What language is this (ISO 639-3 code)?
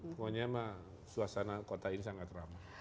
ind